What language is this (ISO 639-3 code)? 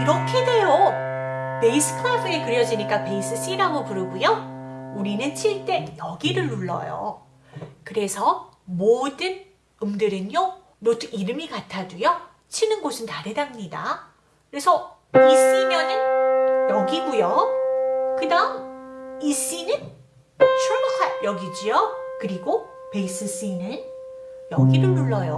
kor